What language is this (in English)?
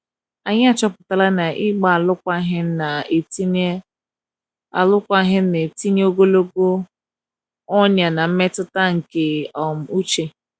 Igbo